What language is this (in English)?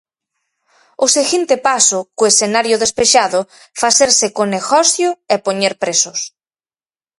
Galician